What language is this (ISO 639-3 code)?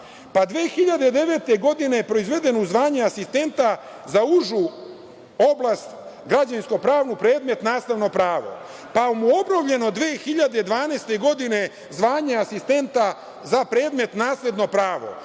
srp